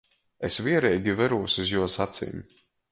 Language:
Latgalian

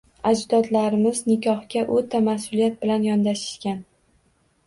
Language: Uzbek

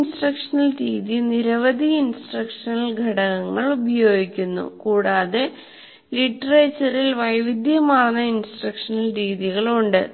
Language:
Malayalam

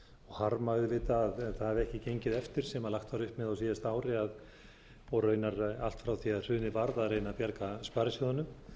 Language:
Icelandic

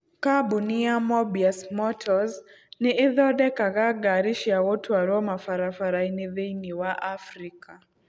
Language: Kikuyu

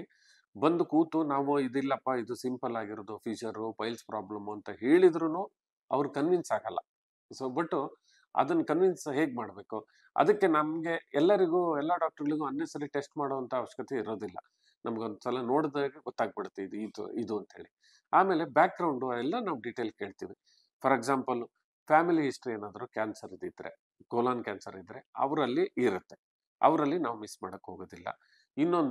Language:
Kannada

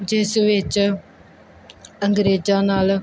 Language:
Punjabi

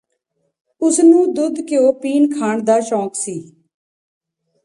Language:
Punjabi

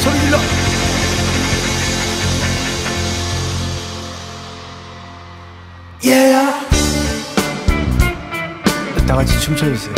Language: Korean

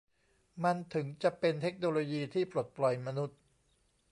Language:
Thai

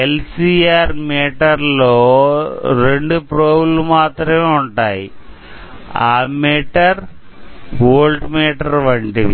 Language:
Telugu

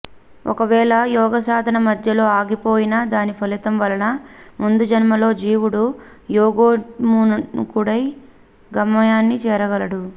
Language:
Telugu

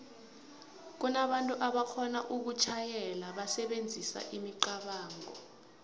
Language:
South Ndebele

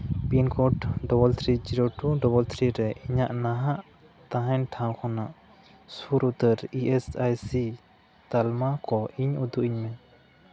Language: Santali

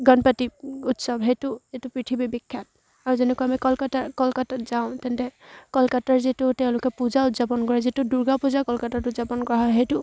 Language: Assamese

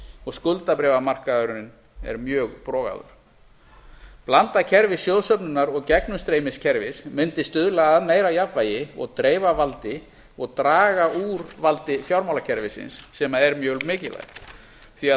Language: Icelandic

